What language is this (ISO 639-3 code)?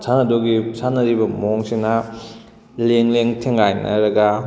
mni